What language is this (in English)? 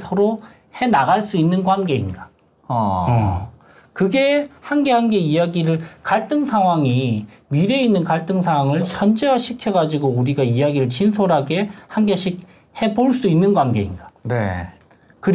Korean